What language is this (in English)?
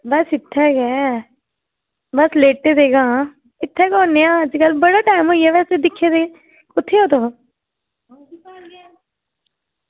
Dogri